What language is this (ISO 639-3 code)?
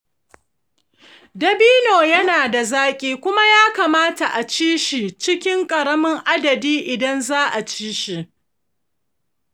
hau